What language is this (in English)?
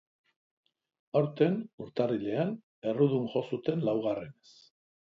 Basque